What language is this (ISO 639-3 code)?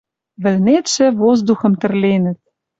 mrj